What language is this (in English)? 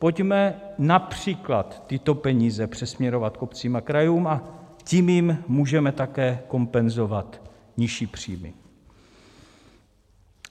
Czech